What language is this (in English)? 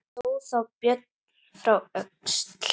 Icelandic